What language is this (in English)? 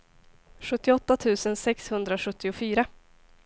Swedish